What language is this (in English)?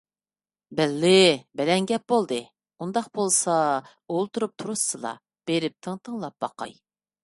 Uyghur